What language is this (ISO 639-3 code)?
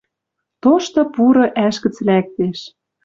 mrj